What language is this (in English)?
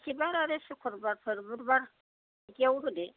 Bodo